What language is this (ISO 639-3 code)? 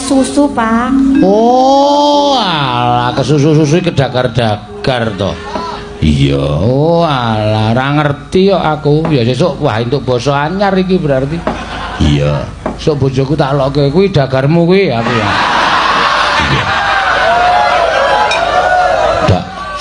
ind